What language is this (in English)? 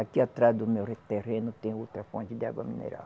Portuguese